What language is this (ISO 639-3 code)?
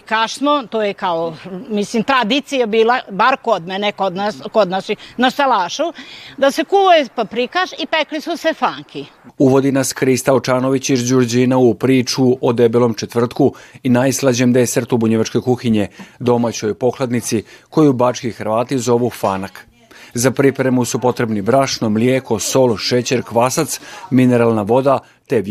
hrv